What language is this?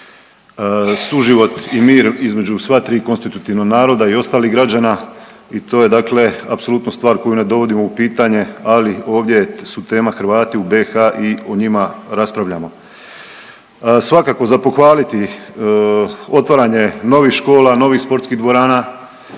Croatian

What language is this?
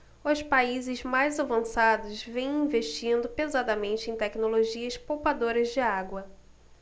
Portuguese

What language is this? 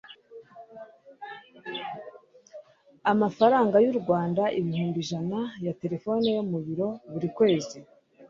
Kinyarwanda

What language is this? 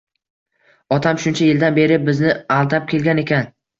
Uzbek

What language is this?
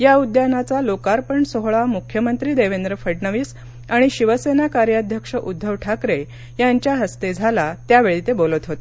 Marathi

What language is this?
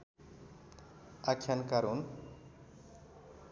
Nepali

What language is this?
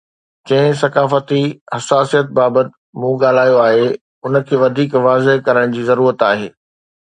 Sindhi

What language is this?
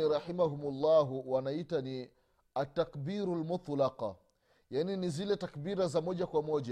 Swahili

